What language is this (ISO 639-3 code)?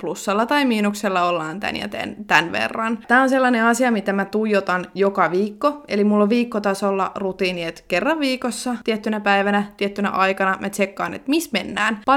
fin